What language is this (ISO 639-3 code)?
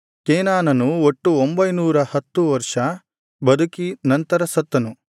kan